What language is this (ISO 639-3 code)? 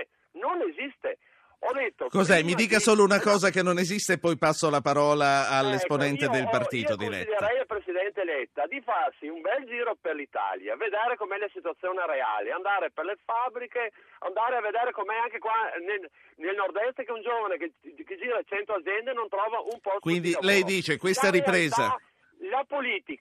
ita